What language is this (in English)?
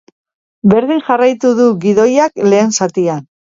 Basque